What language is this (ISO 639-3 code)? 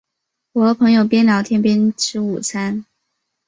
zho